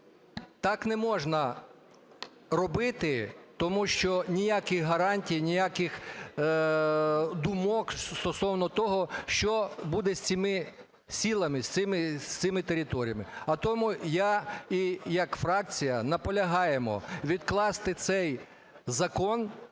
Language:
Ukrainian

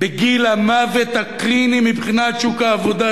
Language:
Hebrew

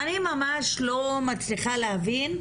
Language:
Hebrew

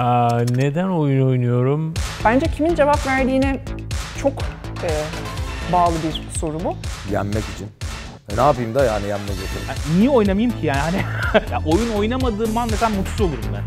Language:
Turkish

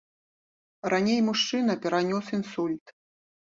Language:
Belarusian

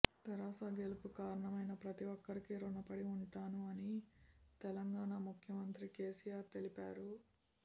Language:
Telugu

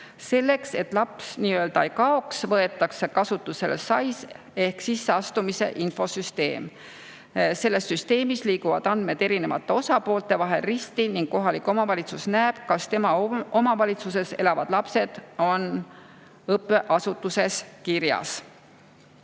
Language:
Estonian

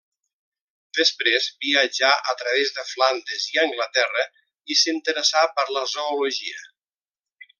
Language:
Catalan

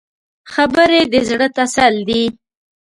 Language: Pashto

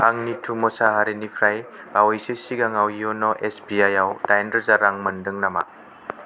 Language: Bodo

